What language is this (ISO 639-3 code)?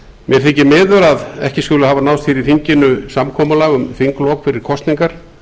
isl